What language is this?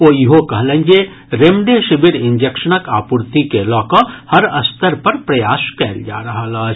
Maithili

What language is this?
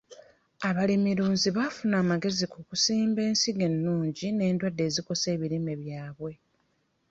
Ganda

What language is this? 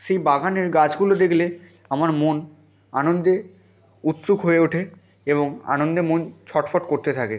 Bangla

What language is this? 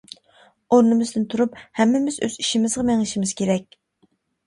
Uyghur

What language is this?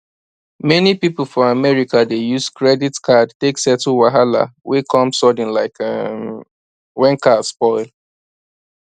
Nigerian Pidgin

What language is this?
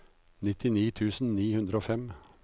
Norwegian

